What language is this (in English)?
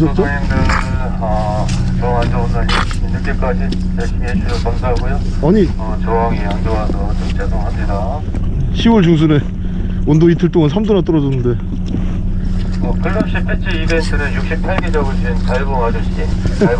Korean